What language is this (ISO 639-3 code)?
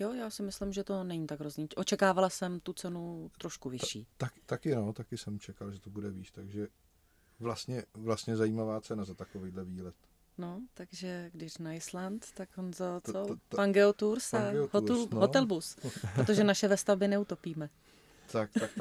ces